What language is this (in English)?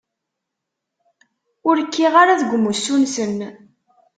Kabyle